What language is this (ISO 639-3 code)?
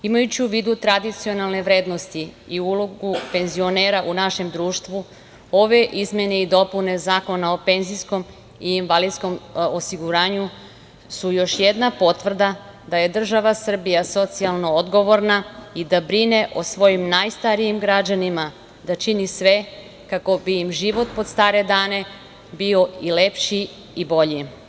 srp